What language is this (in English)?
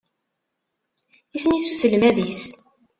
Kabyle